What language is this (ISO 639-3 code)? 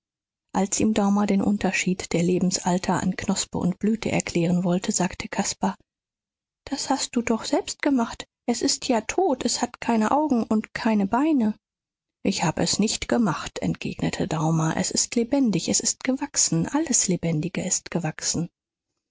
deu